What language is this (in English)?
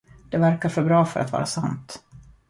Swedish